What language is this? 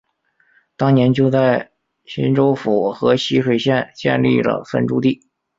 Chinese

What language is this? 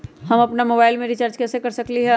Magahi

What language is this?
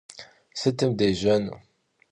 Kabardian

